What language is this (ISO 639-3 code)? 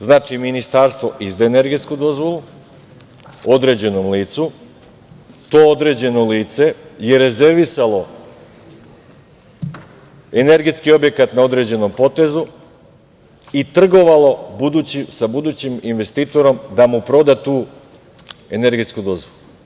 srp